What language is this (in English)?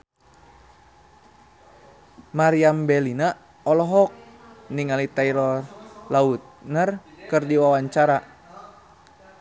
Sundanese